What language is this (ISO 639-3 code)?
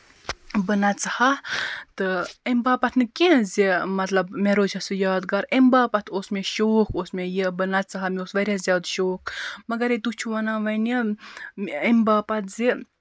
kas